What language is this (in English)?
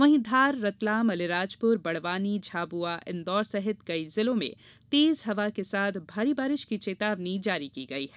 Hindi